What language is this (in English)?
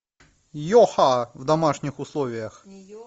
Russian